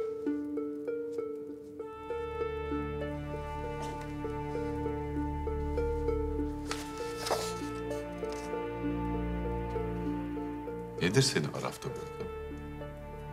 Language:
Turkish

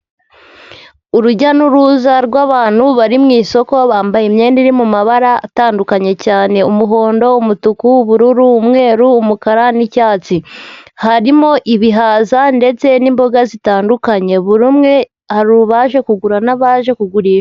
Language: Kinyarwanda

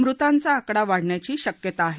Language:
Marathi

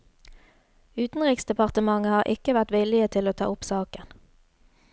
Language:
Norwegian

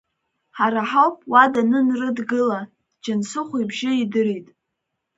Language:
Abkhazian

